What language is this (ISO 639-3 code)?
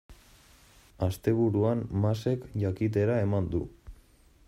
eus